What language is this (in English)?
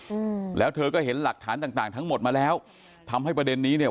Thai